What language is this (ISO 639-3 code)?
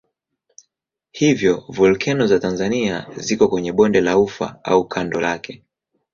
swa